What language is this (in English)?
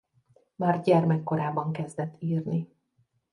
Hungarian